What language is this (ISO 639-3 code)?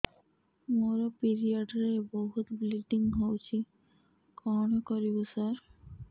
ori